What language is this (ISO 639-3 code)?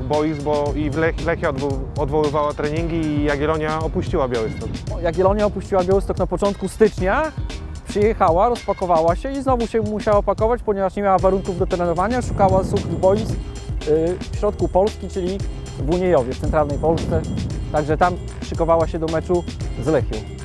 pol